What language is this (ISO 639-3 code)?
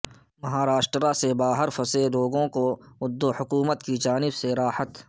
urd